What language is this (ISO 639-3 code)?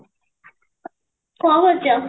ori